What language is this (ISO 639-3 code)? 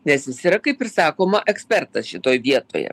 lit